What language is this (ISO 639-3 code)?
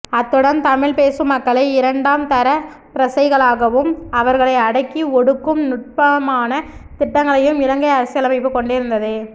tam